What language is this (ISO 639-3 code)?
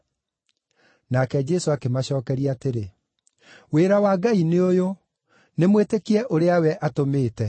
kik